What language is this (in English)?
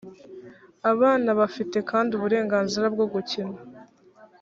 Kinyarwanda